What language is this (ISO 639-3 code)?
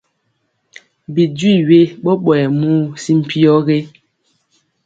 mcx